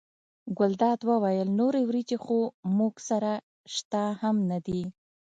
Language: Pashto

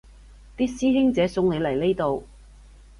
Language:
Cantonese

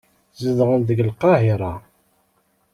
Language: Kabyle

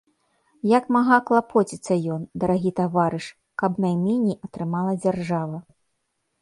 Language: Belarusian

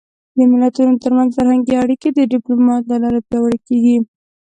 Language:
Pashto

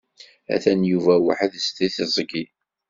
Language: Kabyle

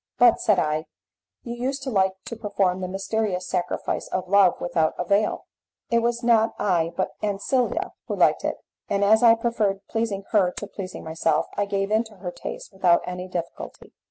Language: English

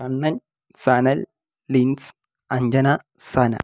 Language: Malayalam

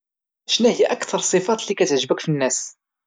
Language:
Moroccan Arabic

